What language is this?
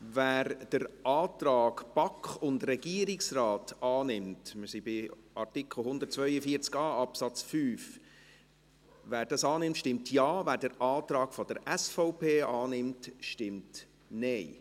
Swiss German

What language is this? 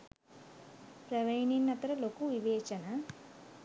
Sinhala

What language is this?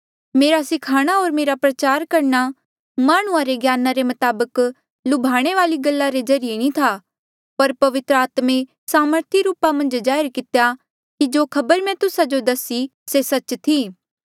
Mandeali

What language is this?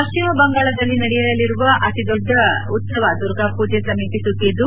Kannada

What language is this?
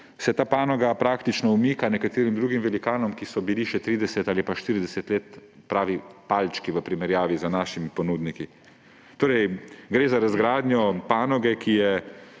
Slovenian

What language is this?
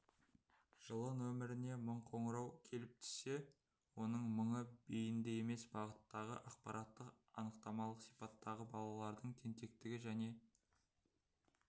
Kazakh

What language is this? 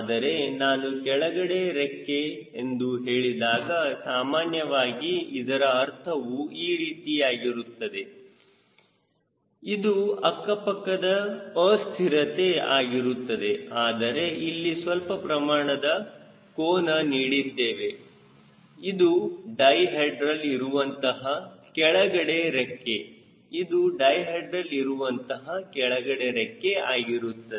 Kannada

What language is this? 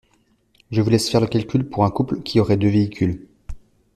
French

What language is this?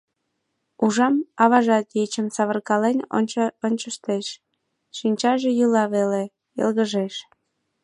Mari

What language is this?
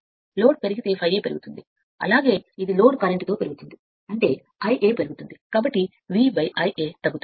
Telugu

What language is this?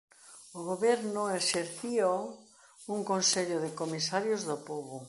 Galician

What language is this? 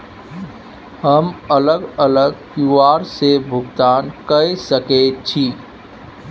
Maithili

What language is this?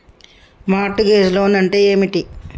Telugu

